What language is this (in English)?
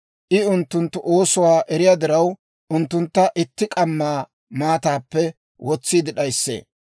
Dawro